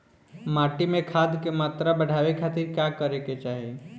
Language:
Bhojpuri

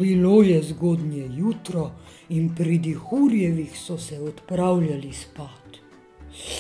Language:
Romanian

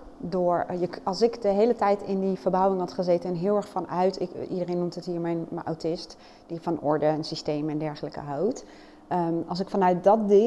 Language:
Dutch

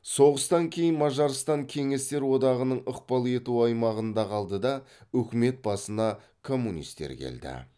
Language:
Kazakh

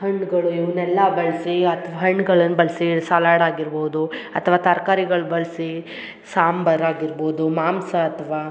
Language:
Kannada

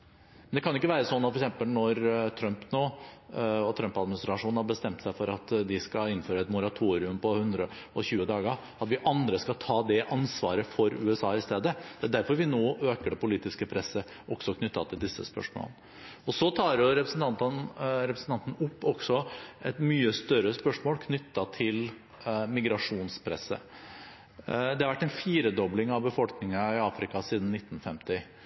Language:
Norwegian Bokmål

